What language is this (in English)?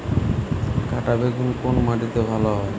Bangla